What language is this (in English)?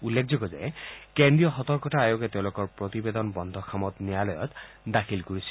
Assamese